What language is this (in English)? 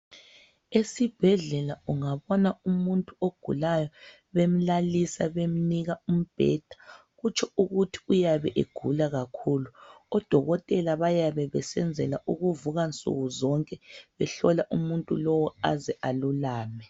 North Ndebele